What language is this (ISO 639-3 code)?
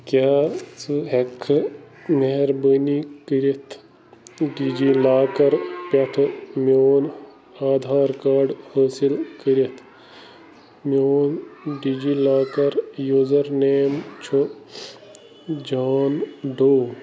kas